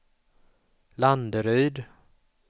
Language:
Swedish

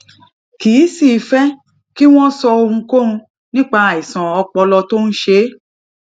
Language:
Yoruba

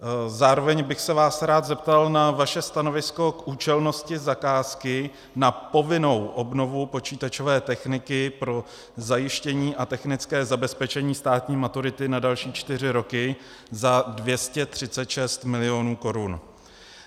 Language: Czech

